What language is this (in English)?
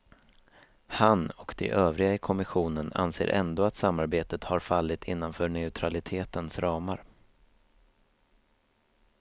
Swedish